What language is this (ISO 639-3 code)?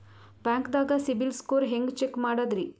kan